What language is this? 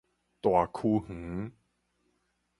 Min Nan Chinese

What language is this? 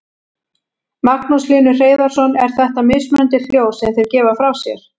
Icelandic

